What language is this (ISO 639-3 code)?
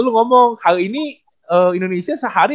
ind